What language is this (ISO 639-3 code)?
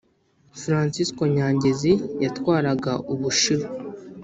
kin